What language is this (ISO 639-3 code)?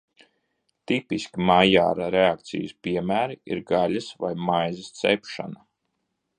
lav